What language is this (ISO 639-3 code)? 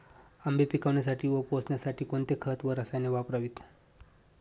mar